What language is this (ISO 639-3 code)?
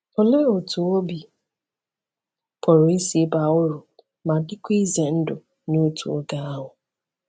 ibo